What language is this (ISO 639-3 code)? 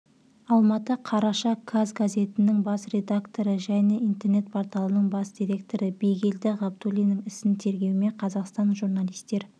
kaz